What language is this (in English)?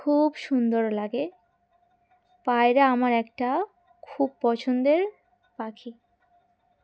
Bangla